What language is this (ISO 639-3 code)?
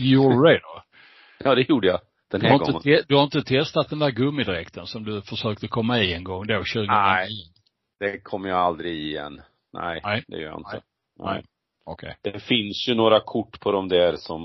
swe